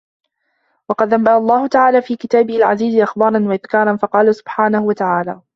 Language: Arabic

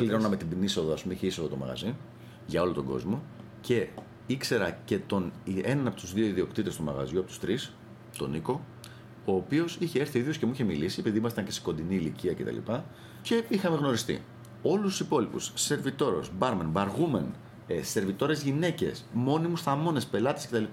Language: Greek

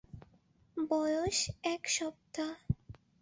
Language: Bangla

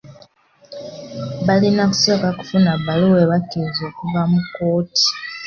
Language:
Ganda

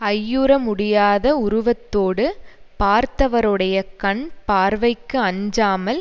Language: Tamil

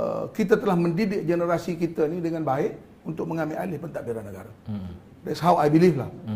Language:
Malay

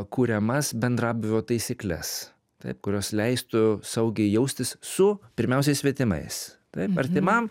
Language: Lithuanian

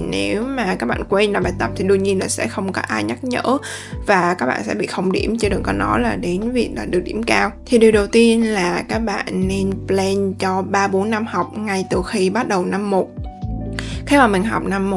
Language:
Vietnamese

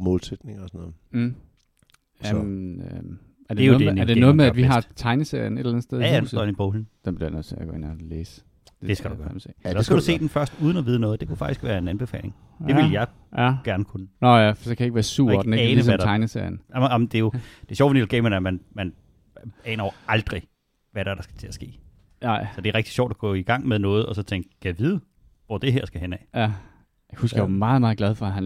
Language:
Danish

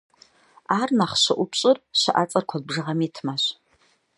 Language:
Kabardian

